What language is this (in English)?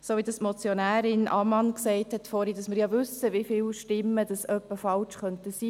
Swiss German